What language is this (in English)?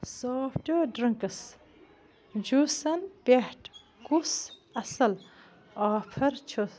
Kashmiri